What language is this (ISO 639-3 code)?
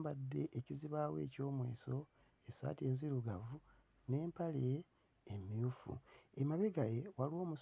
lug